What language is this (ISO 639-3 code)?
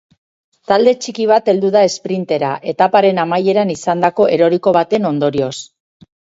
eus